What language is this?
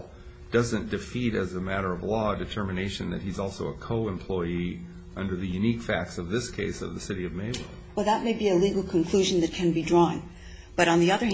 English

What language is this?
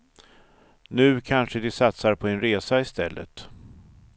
Swedish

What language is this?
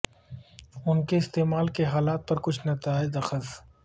Urdu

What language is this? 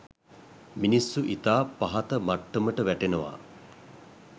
Sinhala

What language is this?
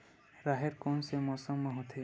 Chhattisgarhi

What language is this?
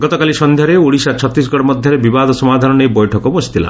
Odia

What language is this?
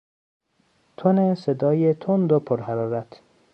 Persian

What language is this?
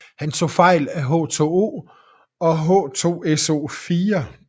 Danish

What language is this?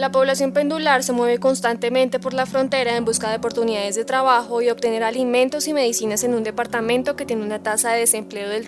Spanish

